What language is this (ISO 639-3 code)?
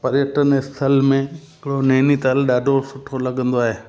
snd